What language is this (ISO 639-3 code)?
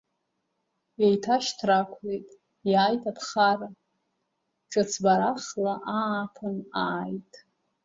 abk